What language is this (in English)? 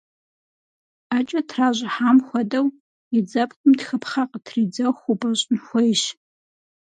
Kabardian